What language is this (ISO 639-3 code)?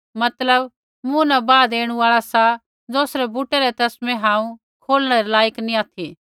kfx